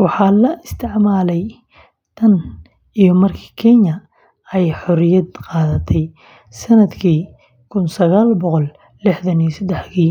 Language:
Somali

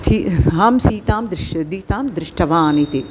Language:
Sanskrit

